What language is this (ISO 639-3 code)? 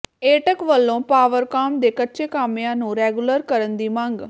pan